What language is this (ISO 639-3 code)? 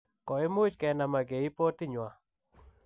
kln